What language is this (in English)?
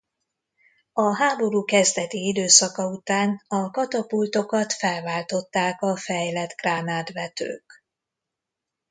Hungarian